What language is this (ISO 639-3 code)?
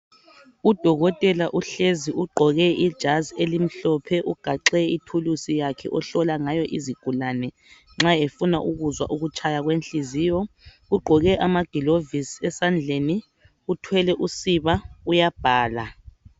nde